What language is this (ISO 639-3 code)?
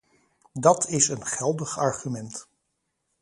nld